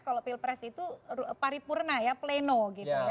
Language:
Indonesian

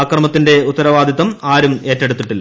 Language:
Malayalam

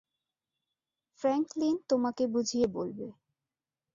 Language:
Bangla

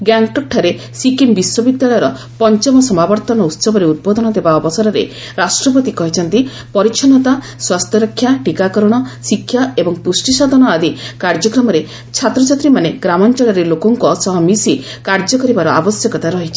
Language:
Odia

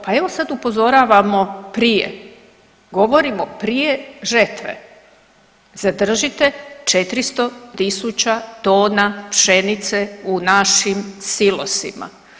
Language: Croatian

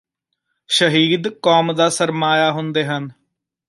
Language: Punjabi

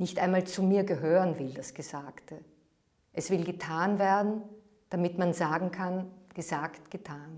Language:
German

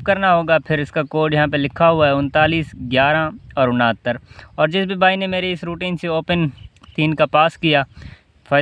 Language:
Hindi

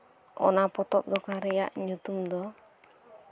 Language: Santali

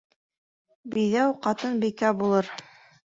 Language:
Bashkir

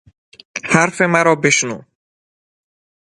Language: Persian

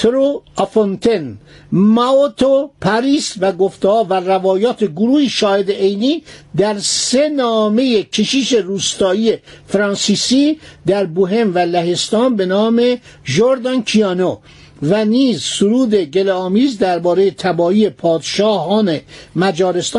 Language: Persian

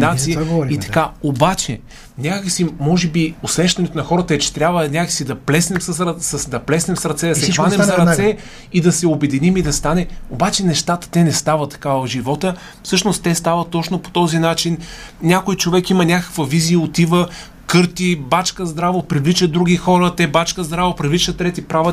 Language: Bulgarian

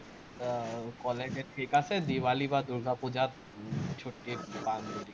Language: Assamese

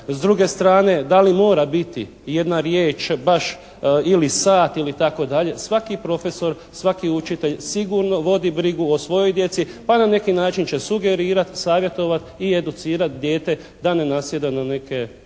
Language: Croatian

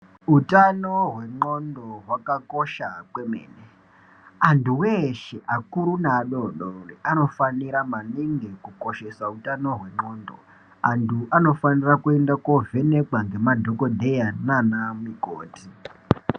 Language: Ndau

